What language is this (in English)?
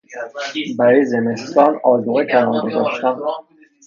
Persian